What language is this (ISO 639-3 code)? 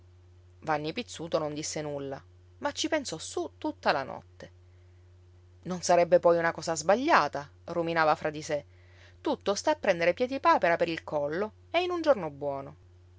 ita